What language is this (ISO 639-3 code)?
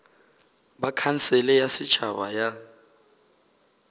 nso